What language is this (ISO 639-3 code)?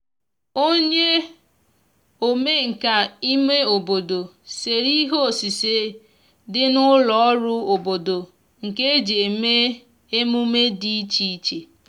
ibo